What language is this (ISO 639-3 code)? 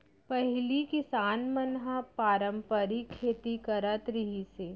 hne